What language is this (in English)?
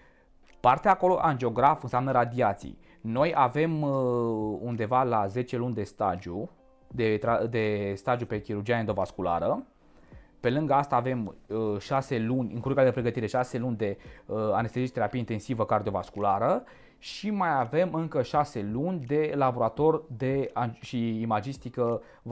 Romanian